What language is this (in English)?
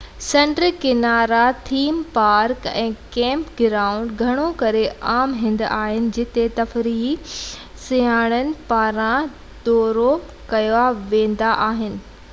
Sindhi